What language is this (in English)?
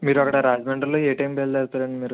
Telugu